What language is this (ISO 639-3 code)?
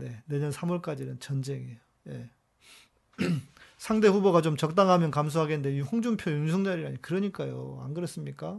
kor